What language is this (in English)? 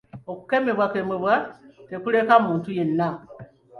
Ganda